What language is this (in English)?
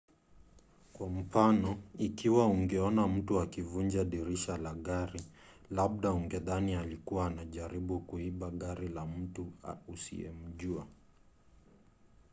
Swahili